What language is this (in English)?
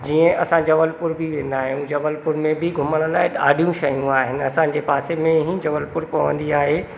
Sindhi